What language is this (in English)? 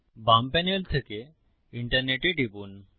Bangla